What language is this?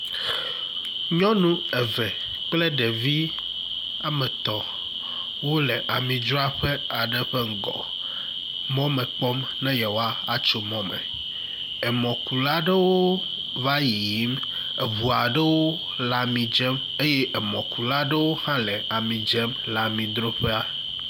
Ewe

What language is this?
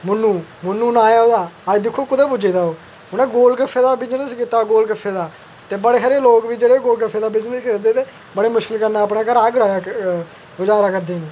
Dogri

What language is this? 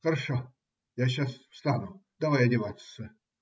Russian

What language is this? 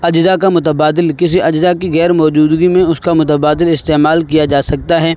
Urdu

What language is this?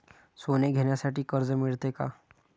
Marathi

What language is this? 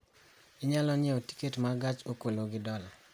Luo (Kenya and Tanzania)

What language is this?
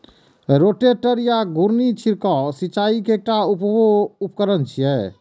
Maithili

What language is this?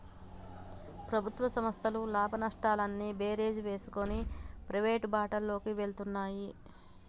Telugu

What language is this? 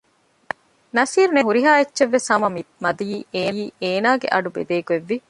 Divehi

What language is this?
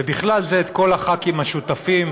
Hebrew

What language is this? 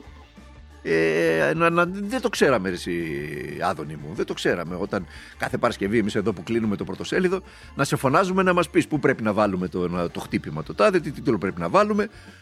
Greek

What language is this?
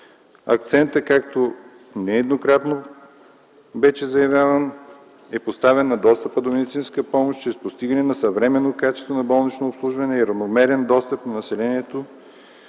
Bulgarian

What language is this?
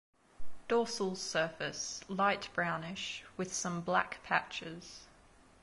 English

